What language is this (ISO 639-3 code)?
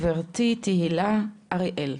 heb